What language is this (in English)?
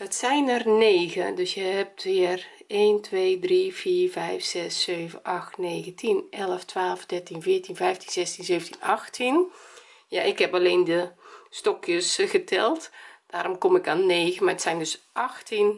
Dutch